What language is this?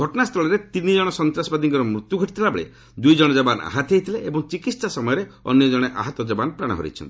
Odia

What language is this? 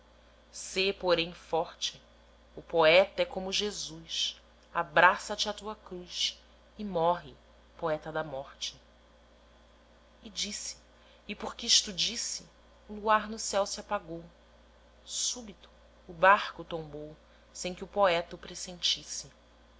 Portuguese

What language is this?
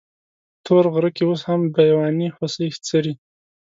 Pashto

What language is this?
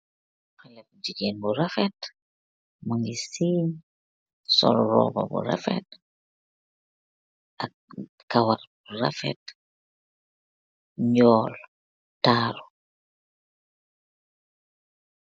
Wolof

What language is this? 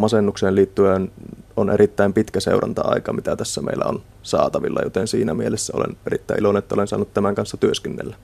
Finnish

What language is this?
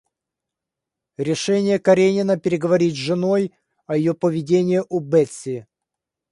Russian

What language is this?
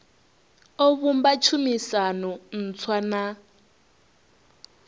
Venda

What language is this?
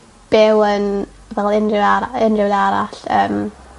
Welsh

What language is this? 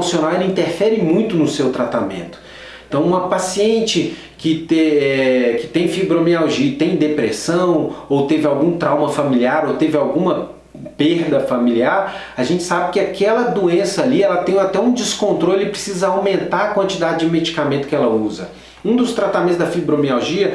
Portuguese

